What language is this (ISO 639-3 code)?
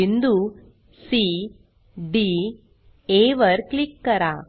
mar